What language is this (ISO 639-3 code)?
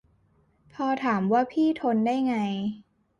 tha